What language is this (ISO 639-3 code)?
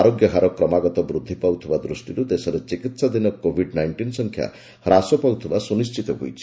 ori